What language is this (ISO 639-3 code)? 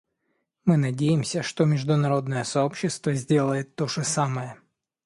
rus